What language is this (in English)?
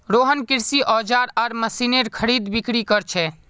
Magahi